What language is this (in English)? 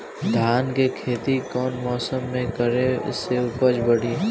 Bhojpuri